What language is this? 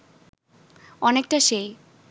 Bangla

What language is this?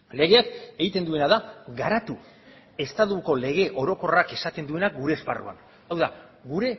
Basque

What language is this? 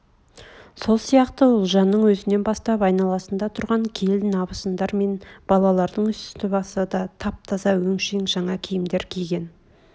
Kazakh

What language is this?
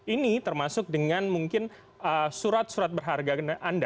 Indonesian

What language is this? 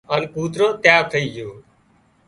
Wadiyara Koli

